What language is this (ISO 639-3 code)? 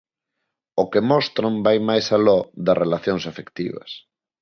glg